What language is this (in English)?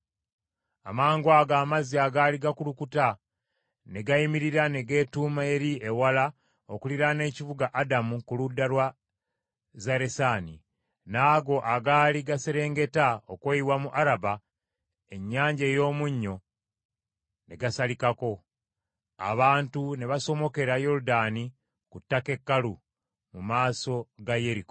Ganda